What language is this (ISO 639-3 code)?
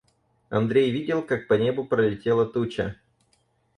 rus